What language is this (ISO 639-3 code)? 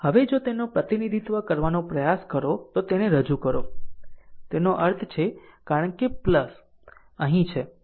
guj